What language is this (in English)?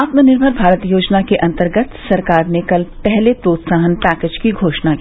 Hindi